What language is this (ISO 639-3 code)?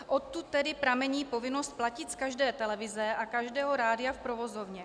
ces